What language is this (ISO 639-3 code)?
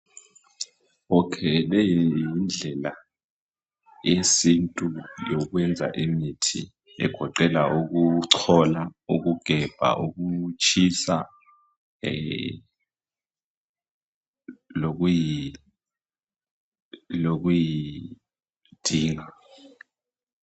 nde